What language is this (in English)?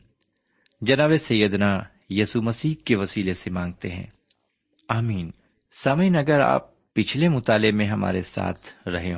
Urdu